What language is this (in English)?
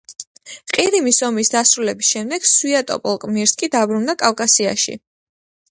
Georgian